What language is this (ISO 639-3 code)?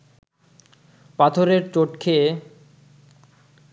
ben